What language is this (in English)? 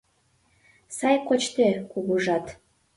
Mari